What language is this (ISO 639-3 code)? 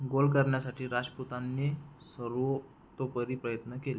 mar